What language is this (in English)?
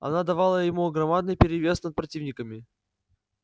Russian